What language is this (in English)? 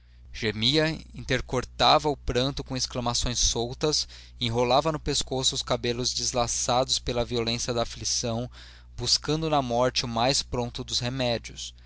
Portuguese